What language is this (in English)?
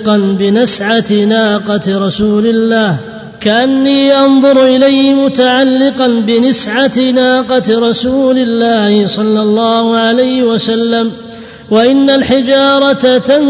Arabic